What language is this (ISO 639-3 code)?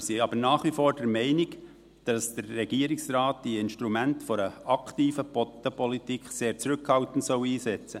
gsw